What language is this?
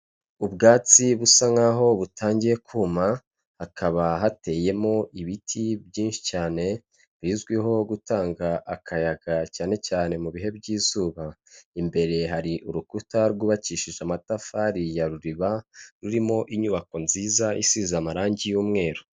Kinyarwanda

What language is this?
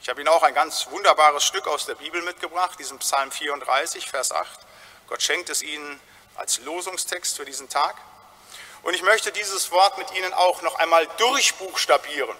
German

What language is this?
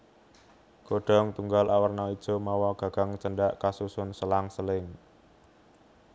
Javanese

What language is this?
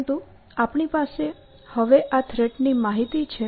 Gujarati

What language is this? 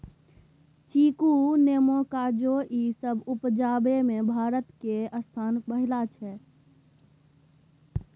Maithili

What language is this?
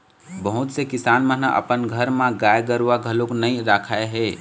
Chhattisgarhi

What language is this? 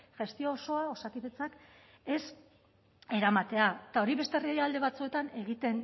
Basque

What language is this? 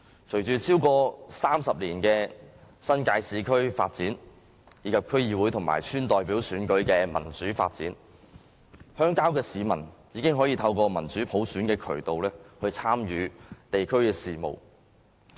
Cantonese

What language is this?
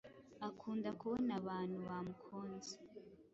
Kinyarwanda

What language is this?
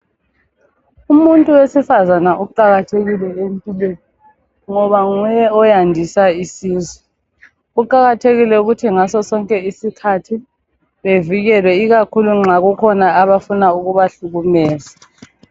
North Ndebele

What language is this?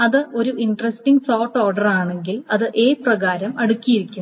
Malayalam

